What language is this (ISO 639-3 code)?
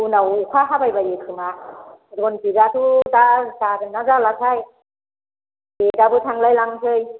brx